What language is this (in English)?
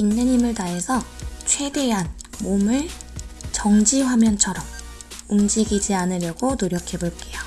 Korean